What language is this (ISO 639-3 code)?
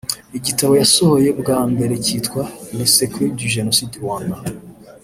kin